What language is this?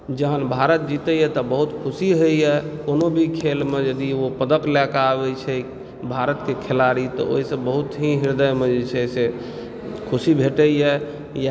Maithili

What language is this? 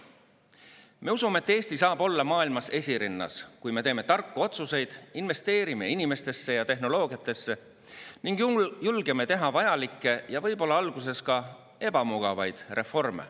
Estonian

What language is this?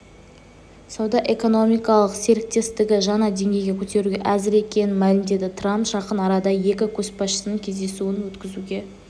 Kazakh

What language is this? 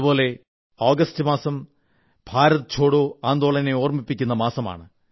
Malayalam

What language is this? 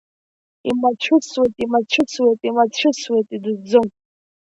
Abkhazian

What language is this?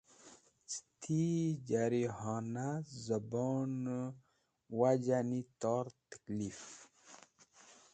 Wakhi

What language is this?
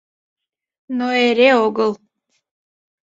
Mari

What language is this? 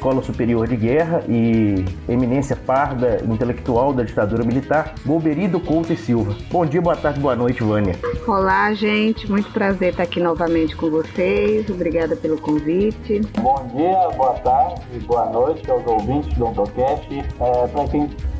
Portuguese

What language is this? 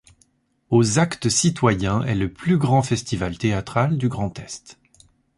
French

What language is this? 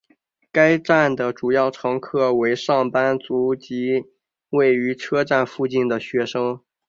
Chinese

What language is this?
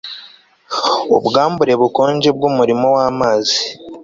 Kinyarwanda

